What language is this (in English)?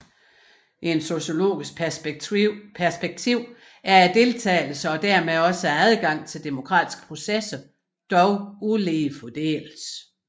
Danish